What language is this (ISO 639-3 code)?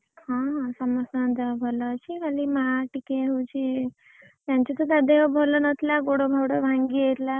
ori